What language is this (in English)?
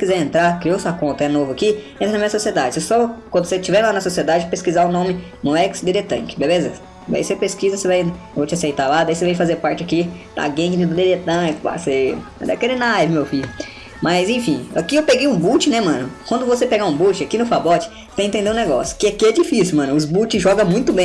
Portuguese